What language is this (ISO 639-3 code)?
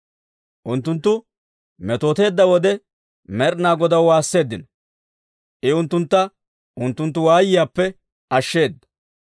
dwr